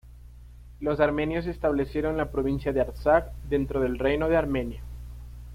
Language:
Spanish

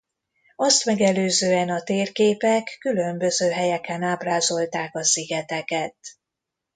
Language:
Hungarian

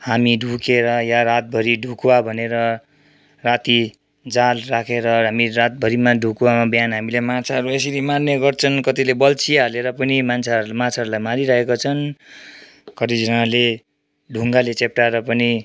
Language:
Nepali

